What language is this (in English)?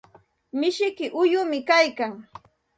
Santa Ana de Tusi Pasco Quechua